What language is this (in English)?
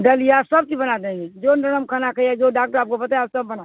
Urdu